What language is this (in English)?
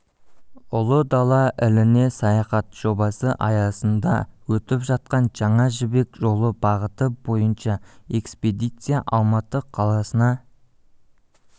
Kazakh